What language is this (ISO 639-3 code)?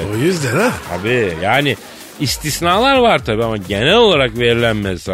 tur